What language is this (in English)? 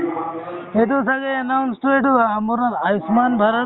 Assamese